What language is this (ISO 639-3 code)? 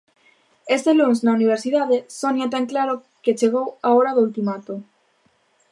glg